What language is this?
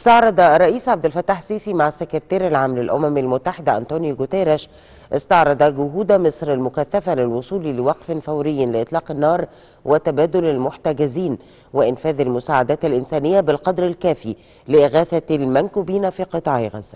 Arabic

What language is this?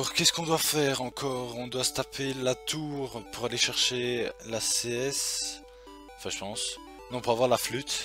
French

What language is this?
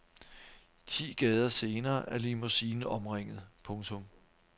Danish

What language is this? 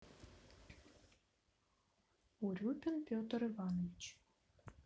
Russian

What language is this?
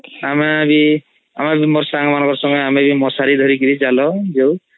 Odia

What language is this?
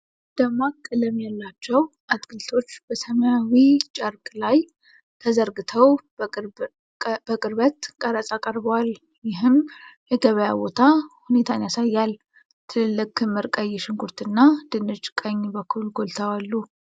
Amharic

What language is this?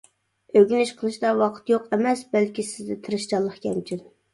Uyghur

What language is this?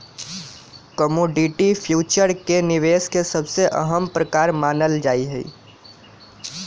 Magahi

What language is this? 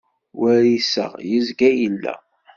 Kabyle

